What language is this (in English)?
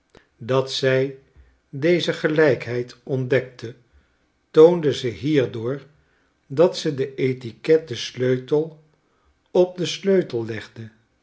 Dutch